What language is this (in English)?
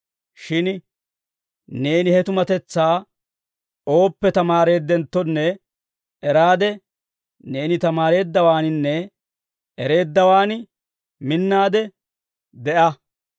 Dawro